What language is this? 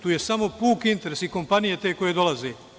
Serbian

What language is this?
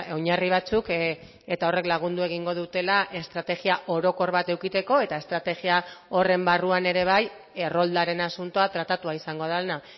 Basque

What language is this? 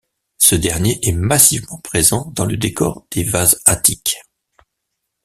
French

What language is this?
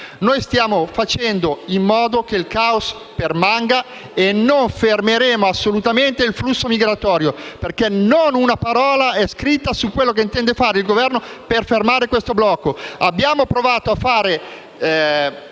Italian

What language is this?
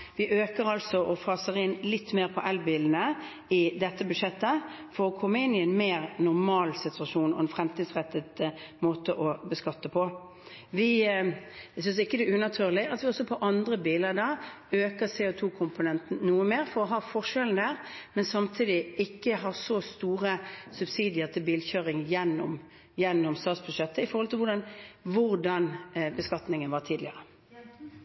Norwegian Bokmål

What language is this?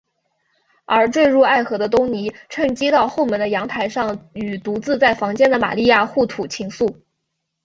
Chinese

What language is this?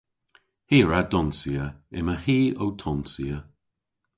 Cornish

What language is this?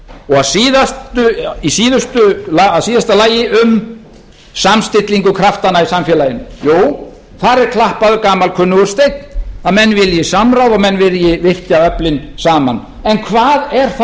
Icelandic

